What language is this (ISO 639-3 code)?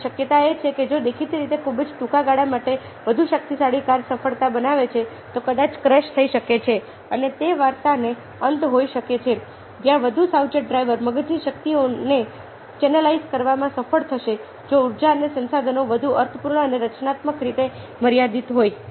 guj